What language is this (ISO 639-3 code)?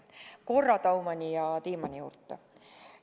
est